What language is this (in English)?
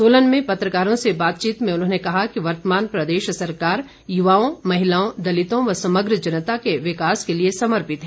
Hindi